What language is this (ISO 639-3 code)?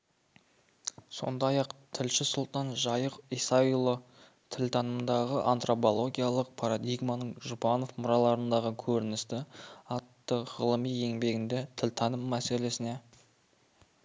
kaz